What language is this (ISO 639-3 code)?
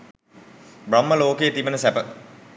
sin